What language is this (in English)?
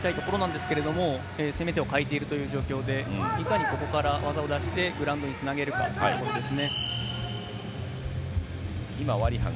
Japanese